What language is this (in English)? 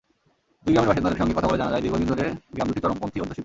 Bangla